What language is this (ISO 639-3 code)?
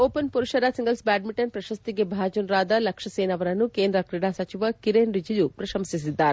kan